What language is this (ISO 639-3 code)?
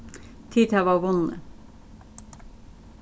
fao